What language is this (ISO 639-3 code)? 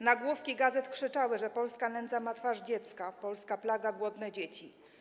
pol